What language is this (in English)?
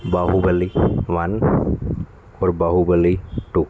Punjabi